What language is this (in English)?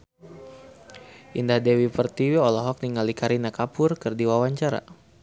Sundanese